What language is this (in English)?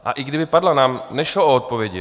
Czech